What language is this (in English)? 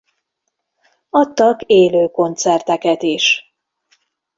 Hungarian